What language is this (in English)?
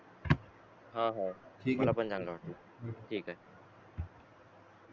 Marathi